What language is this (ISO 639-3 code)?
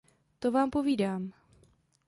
ces